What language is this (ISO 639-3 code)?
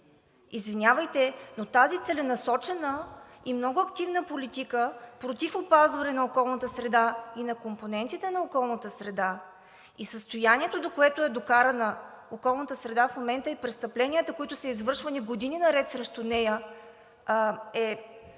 bul